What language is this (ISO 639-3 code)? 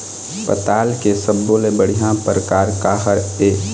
hne